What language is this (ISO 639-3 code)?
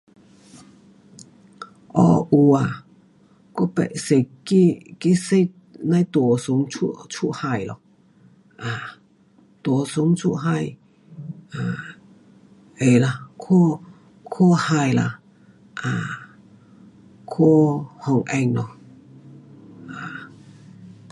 cpx